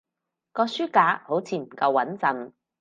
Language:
Cantonese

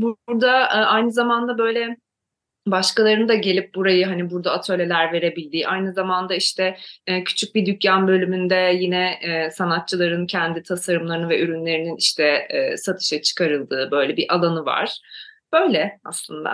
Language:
Turkish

